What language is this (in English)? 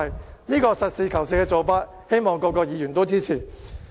Cantonese